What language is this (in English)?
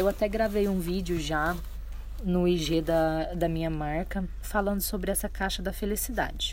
Portuguese